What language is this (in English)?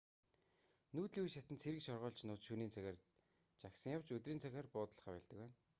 Mongolian